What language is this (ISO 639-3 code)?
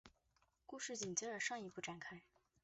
zho